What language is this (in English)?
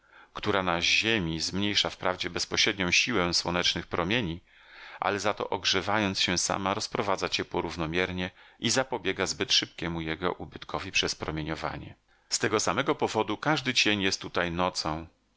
Polish